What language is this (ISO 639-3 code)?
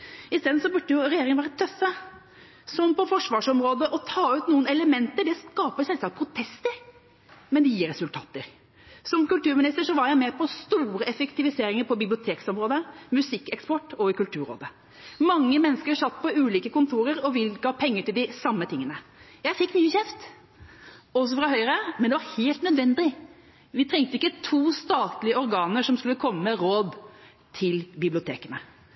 nob